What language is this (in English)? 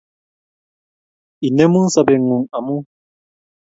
Kalenjin